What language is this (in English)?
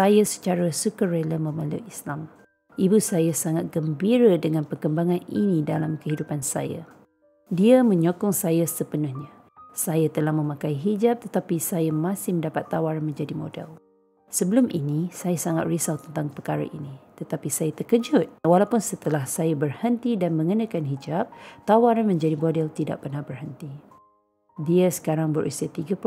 Malay